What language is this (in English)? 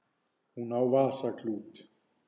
Icelandic